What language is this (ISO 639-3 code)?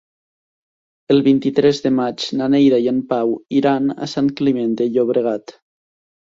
cat